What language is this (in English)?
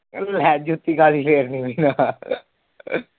Punjabi